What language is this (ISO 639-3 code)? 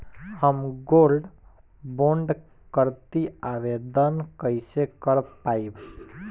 bho